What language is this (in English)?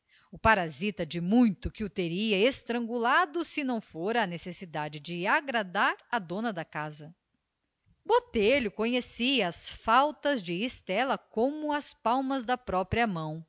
Portuguese